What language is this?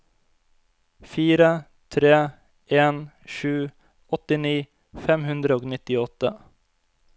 Norwegian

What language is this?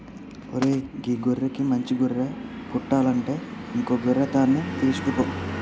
Telugu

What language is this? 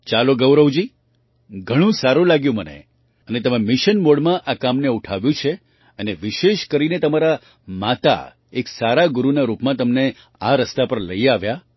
Gujarati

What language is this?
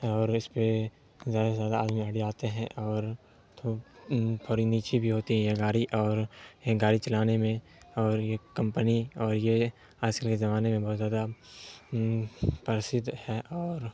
Urdu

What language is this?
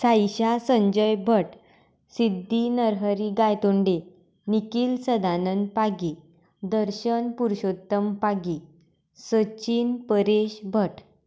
Konkani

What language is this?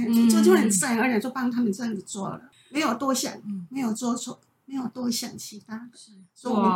Chinese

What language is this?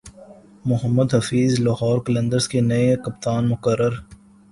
Urdu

